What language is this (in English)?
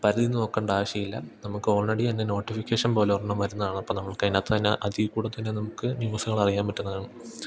Malayalam